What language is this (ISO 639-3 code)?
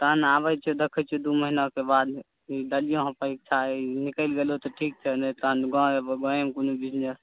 mai